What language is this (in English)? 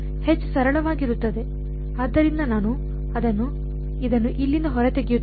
Kannada